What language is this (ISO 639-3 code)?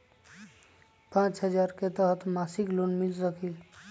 mag